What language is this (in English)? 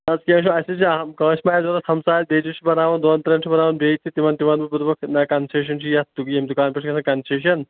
Kashmiri